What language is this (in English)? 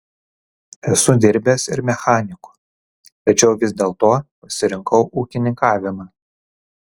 Lithuanian